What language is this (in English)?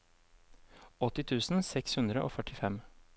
Norwegian